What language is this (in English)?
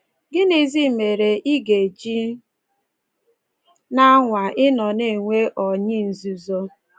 Igbo